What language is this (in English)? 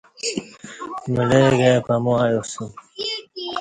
Kati